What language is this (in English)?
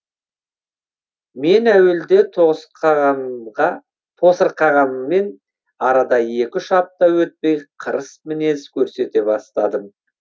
Kazakh